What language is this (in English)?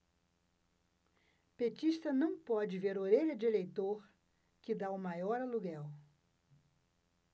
Portuguese